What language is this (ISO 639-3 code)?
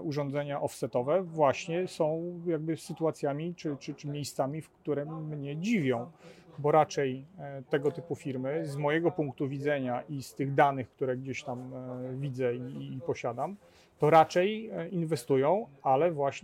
pol